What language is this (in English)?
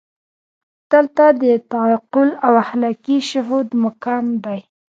Pashto